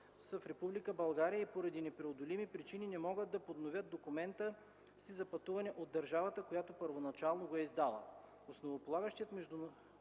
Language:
Bulgarian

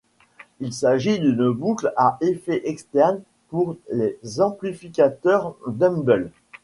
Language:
French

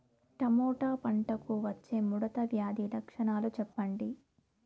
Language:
Telugu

